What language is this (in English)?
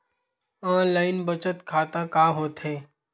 Chhattisgarhi